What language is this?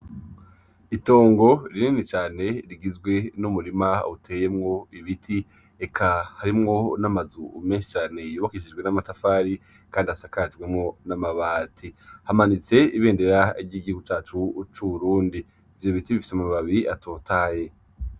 Rundi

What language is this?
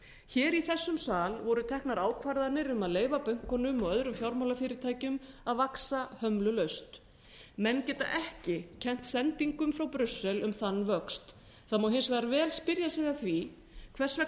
Icelandic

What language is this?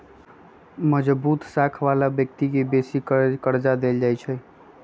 Magahi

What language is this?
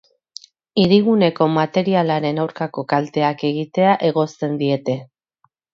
Basque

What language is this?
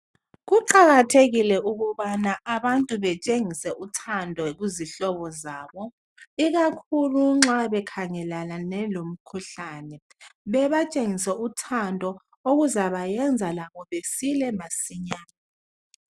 North Ndebele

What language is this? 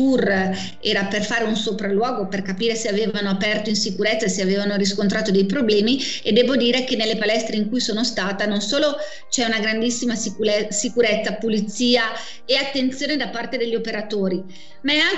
Italian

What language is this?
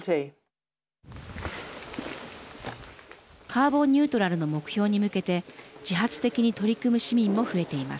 Japanese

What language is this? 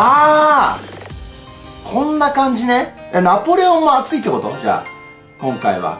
Japanese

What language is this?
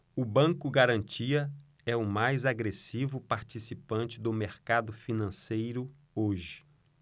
Portuguese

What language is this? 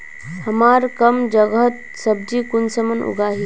Magahi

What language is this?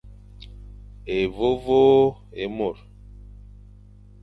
Fang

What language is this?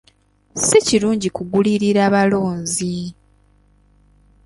Ganda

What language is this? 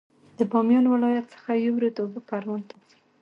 Pashto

